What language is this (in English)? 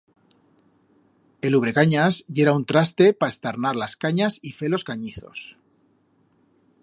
Aragonese